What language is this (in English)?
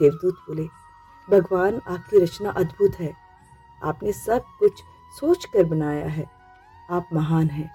Hindi